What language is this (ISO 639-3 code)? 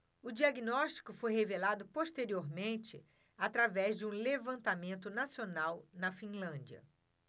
por